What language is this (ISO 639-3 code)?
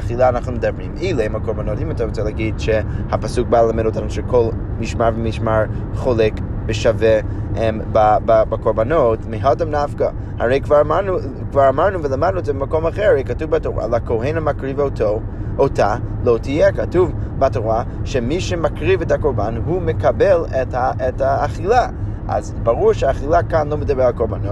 heb